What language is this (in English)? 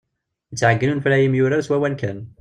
Kabyle